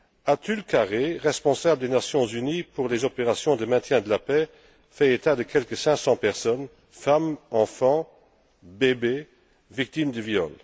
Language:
French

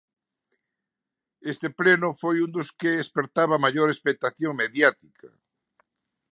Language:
Galician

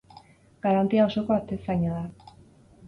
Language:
Basque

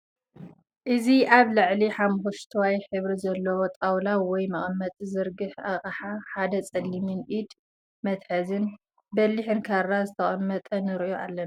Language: Tigrinya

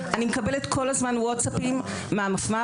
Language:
Hebrew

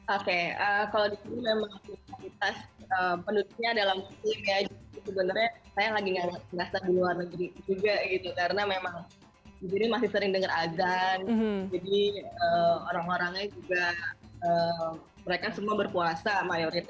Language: Indonesian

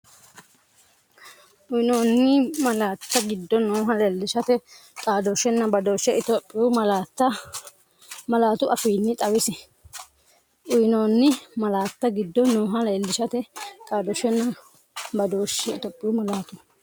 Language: Sidamo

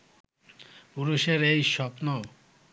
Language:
Bangla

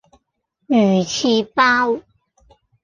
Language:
Cantonese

